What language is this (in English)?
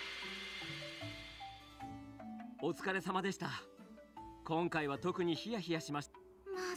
Japanese